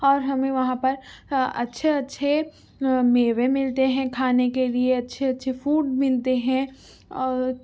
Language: Urdu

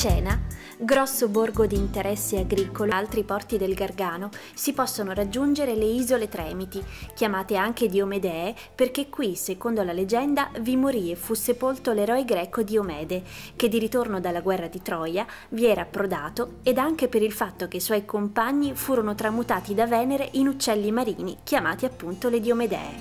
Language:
Italian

